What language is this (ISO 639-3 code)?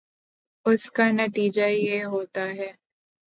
urd